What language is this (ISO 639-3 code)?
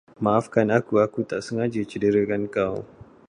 msa